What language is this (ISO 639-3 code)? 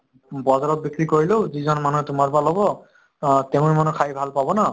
asm